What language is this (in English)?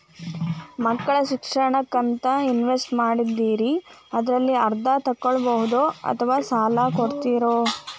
Kannada